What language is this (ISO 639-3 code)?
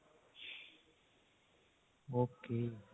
pan